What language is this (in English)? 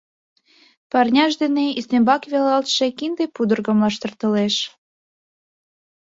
Mari